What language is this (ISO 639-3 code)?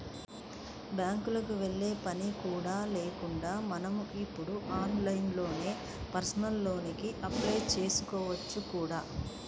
tel